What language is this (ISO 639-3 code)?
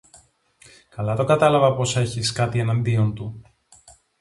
ell